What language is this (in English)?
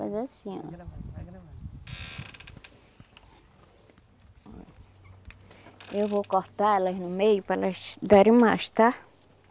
Portuguese